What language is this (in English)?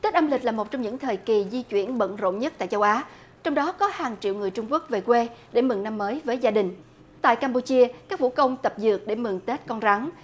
Vietnamese